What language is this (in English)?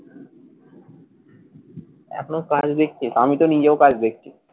Bangla